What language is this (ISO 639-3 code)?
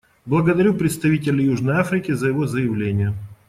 rus